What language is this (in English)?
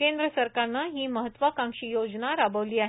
Marathi